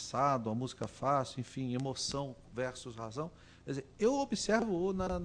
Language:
Portuguese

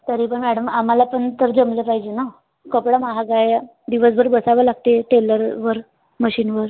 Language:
Marathi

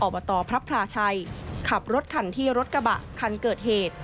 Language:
Thai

